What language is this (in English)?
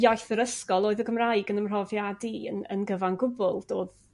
Welsh